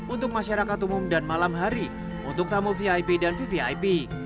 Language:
Indonesian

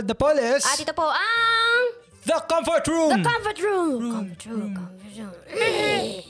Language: Filipino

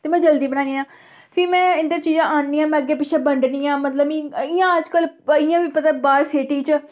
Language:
Dogri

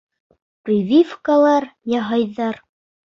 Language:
Bashkir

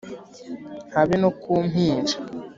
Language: Kinyarwanda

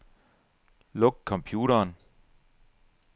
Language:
Danish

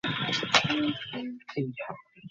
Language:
Bangla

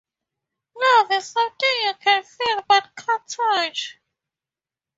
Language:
English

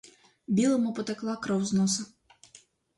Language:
Ukrainian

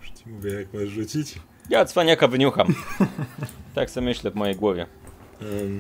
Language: Polish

